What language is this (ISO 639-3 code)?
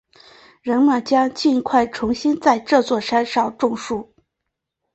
zho